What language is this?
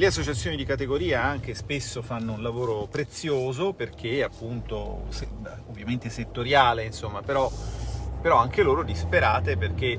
Italian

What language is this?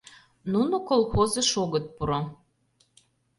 Mari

